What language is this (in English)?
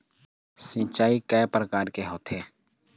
Chhattisgarhi